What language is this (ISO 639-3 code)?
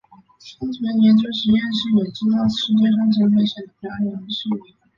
zho